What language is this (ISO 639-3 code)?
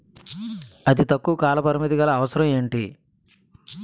tel